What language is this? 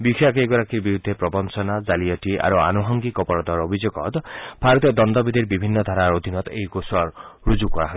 Assamese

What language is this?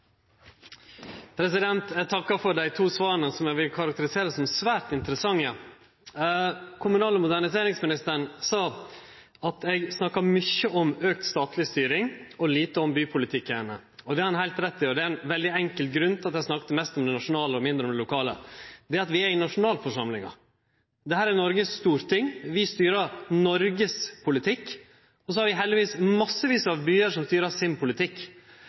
Norwegian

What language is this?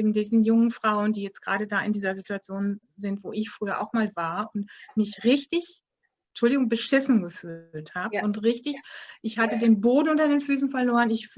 German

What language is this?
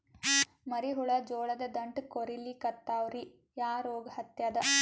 Kannada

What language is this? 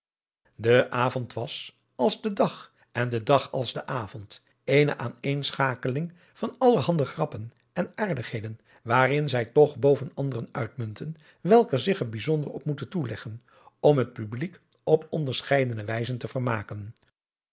Dutch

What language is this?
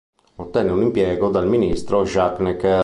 Italian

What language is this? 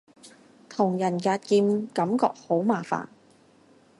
Cantonese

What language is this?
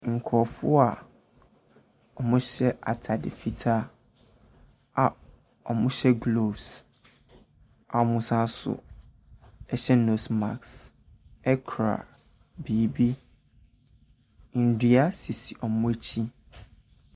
Akan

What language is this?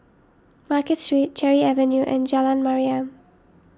English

